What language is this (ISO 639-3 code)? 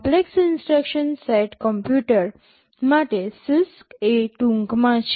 guj